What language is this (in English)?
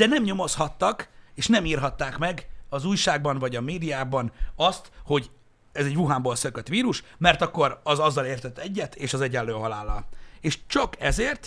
Hungarian